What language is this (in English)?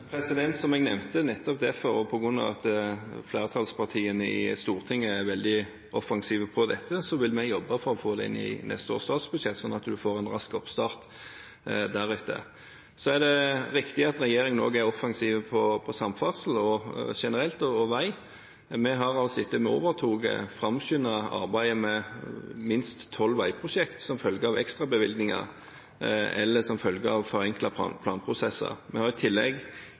Norwegian